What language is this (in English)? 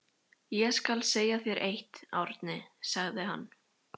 Icelandic